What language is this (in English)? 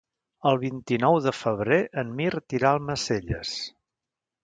Catalan